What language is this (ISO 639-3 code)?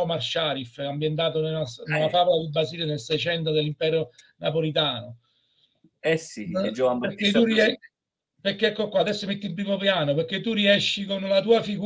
ita